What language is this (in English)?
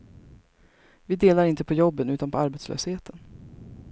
Swedish